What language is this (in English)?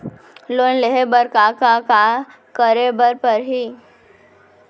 Chhattisgarhi